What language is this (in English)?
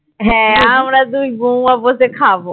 Bangla